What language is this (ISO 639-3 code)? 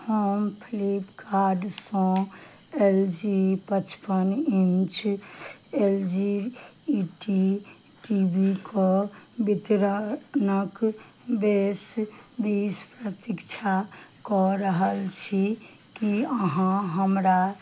mai